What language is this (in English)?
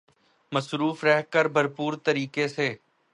Urdu